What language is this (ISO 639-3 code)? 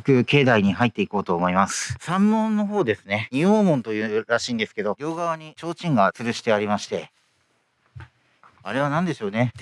jpn